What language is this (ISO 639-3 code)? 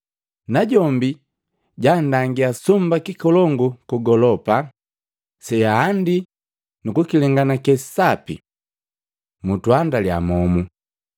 mgv